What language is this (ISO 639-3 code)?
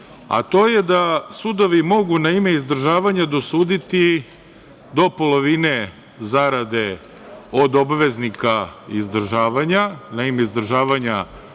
srp